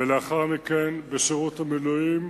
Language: Hebrew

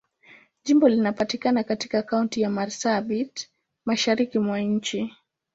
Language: Swahili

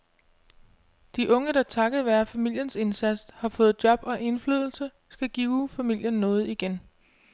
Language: Danish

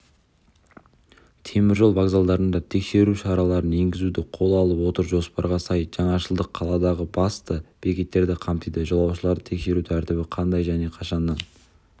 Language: Kazakh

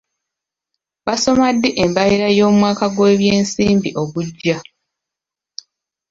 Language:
Ganda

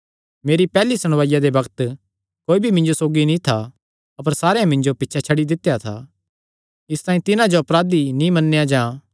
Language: Kangri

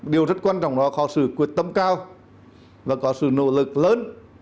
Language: Vietnamese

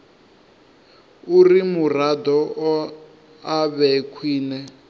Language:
Venda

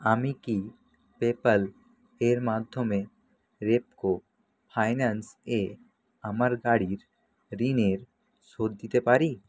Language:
Bangla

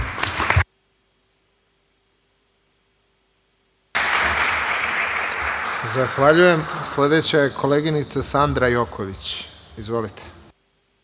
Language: Serbian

